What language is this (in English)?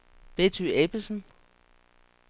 Danish